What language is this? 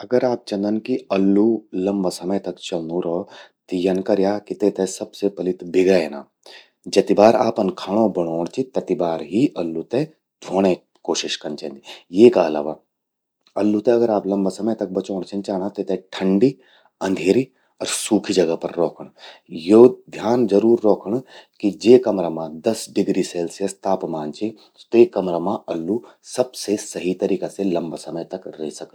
Garhwali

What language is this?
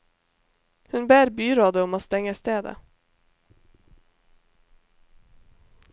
Norwegian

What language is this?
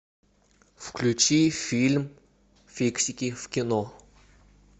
Russian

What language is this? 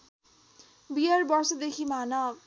Nepali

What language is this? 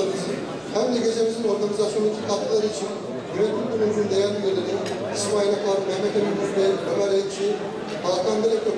Turkish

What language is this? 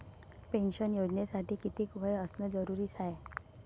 Marathi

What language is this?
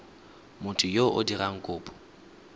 Tswana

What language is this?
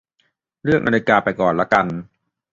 Thai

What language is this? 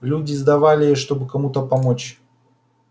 Russian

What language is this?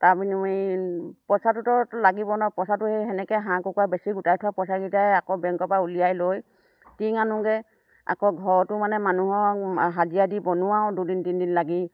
Assamese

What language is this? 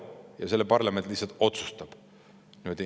Estonian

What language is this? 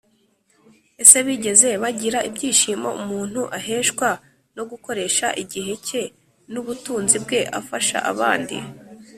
Kinyarwanda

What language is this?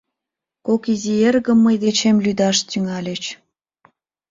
Mari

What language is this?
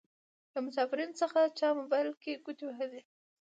Pashto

